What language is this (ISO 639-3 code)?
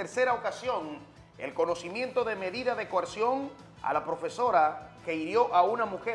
spa